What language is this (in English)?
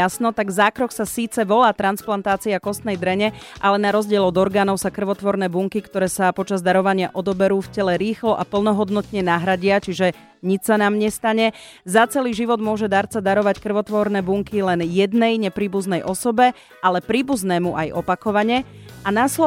Slovak